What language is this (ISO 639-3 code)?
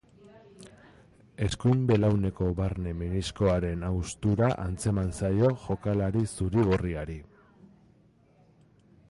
eus